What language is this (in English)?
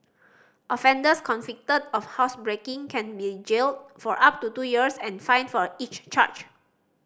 English